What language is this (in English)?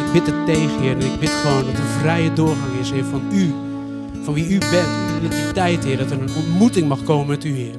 Dutch